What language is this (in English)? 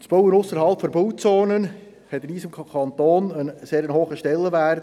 Swiss German